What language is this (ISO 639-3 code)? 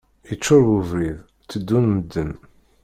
kab